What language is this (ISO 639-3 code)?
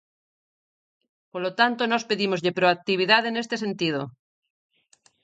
glg